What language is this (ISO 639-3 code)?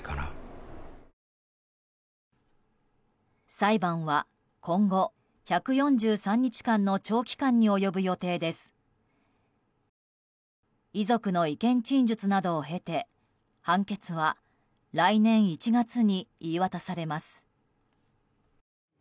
jpn